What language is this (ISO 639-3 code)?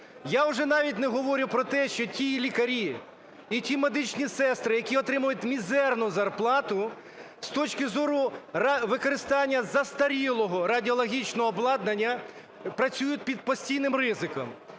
ukr